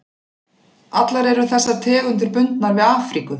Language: Icelandic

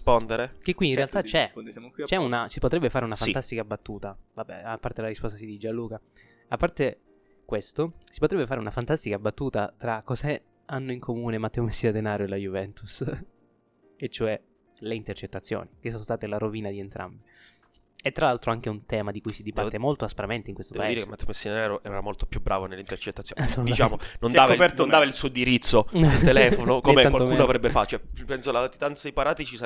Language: Italian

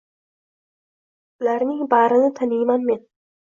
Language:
Uzbek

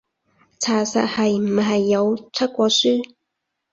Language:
Cantonese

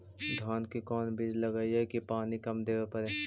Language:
Magahi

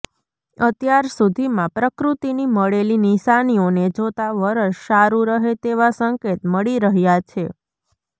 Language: Gujarati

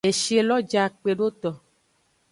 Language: Aja (Benin)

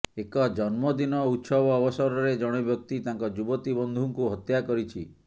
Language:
Odia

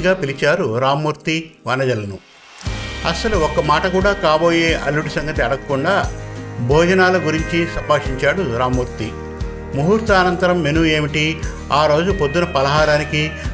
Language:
Telugu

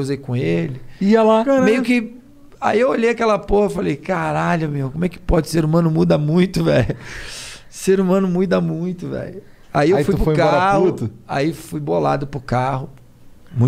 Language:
Portuguese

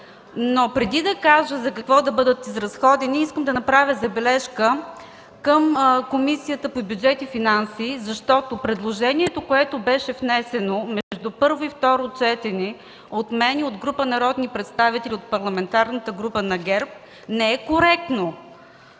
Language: Bulgarian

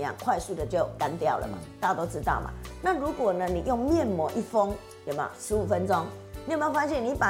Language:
Chinese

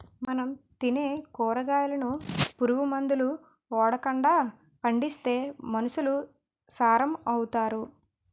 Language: Telugu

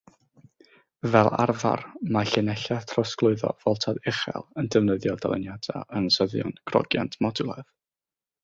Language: Welsh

